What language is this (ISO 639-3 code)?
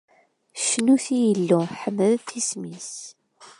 kab